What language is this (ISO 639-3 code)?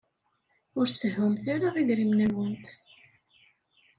kab